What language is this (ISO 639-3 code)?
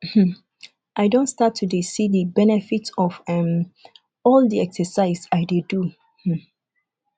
pcm